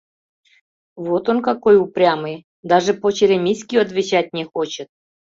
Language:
Mari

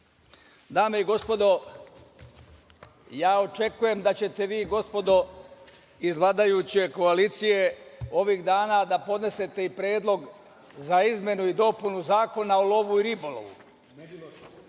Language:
Serbian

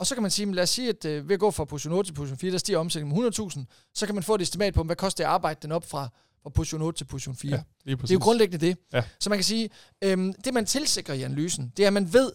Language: Danish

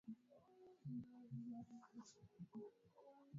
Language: Swahili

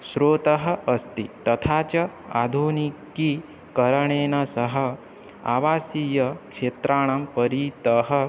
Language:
Sanskrit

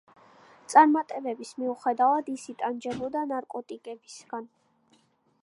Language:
Georgian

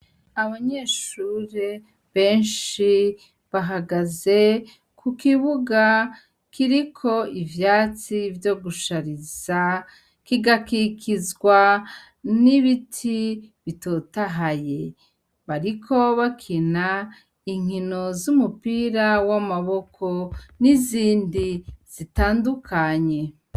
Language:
Rundi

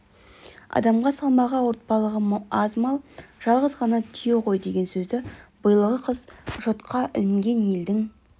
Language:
Kazakh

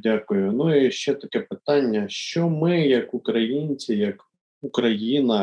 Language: Ukrainian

